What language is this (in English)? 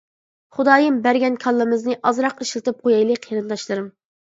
Uyghur